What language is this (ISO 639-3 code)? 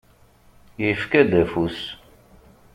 kab